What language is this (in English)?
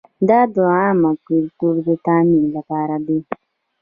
Pashto